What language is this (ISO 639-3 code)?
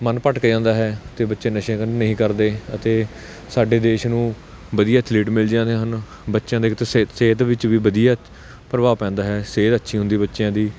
pan